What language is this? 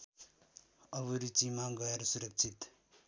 Nepali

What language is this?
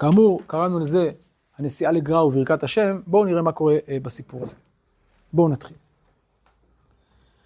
Hebrew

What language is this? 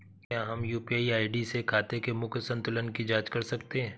Hindi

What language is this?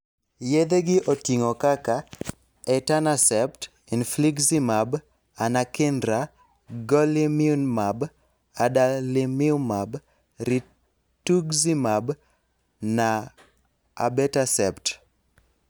Luo (Kenya and Tanzania)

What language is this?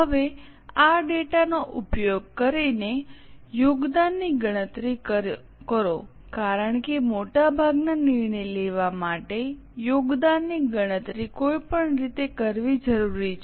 Gujarati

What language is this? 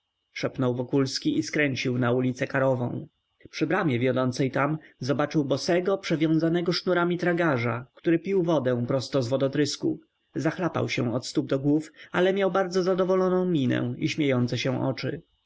Polish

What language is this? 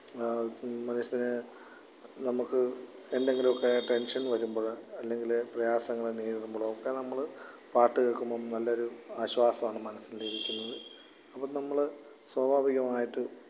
Malayalam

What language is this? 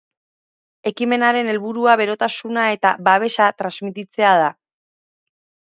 Basque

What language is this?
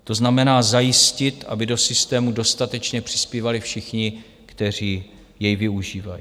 Czech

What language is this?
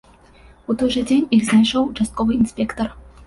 Belarusian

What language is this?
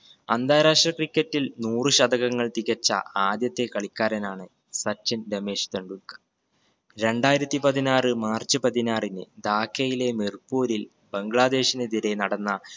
Malayalam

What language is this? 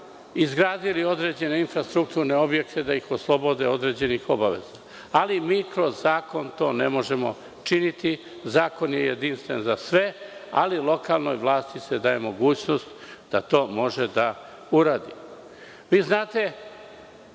Serbian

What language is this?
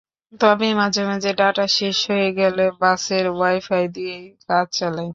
Bangla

